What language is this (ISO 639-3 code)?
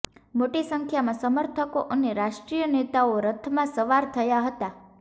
guj